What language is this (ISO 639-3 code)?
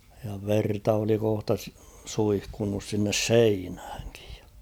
fin